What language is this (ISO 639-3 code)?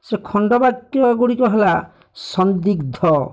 ori